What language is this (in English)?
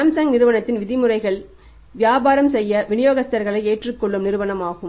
Tamil